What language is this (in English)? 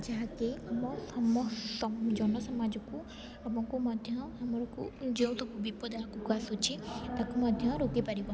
Odia